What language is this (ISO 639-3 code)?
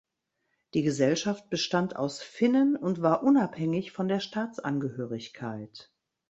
deu